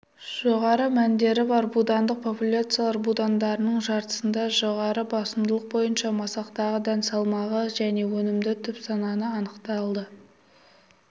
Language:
Kazakh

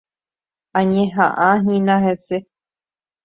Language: Guarani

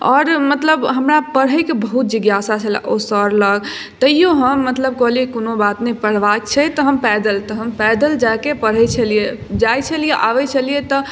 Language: Maithili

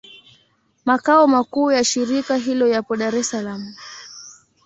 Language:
Swahili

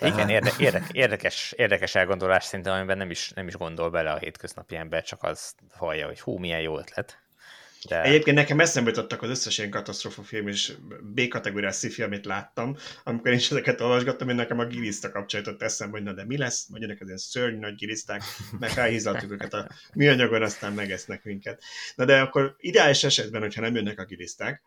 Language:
Hungarian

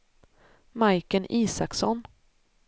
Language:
Swedish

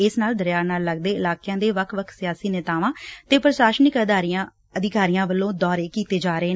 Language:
Punjabi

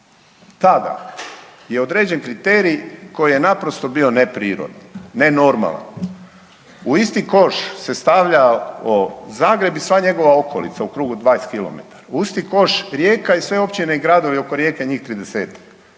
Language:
Croatian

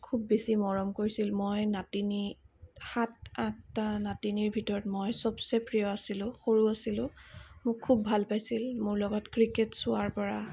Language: Assamese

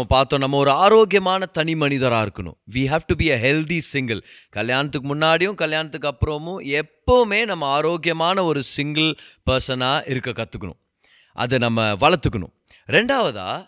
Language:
Tamil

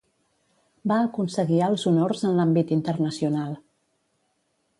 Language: Catalan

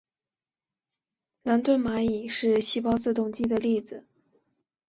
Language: Chinese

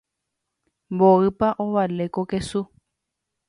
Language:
Guarani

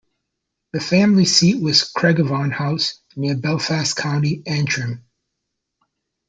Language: English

